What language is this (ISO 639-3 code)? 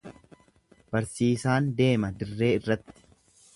orm